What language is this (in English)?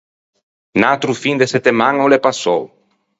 Ligurian